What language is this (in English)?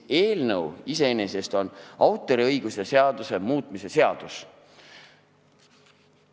Estonian